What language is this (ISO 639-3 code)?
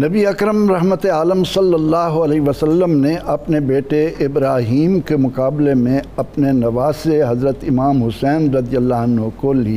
urd